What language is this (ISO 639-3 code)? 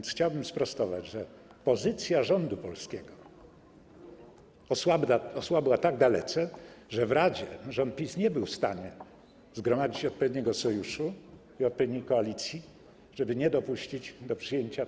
pol